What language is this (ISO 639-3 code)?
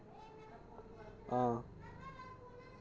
doi